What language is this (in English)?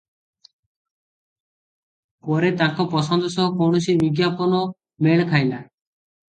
Odia